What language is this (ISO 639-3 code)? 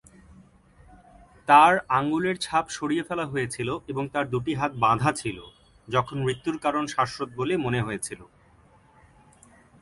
ben